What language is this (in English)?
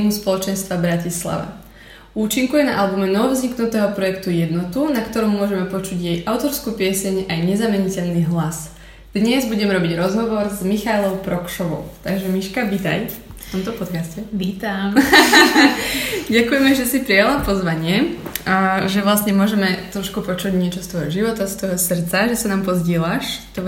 Slovak